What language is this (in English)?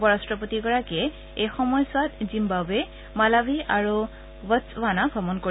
Assamese